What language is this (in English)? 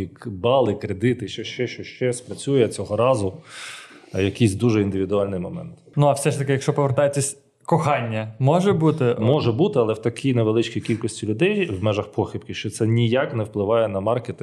Ukrainian